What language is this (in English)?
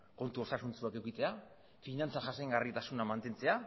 Basque